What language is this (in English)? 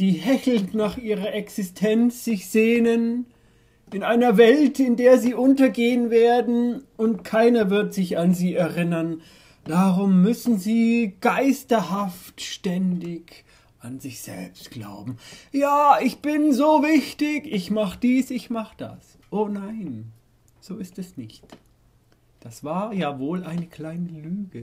German